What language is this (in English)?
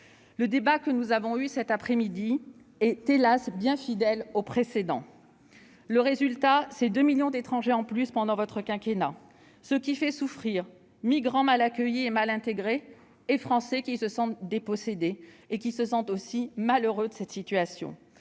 French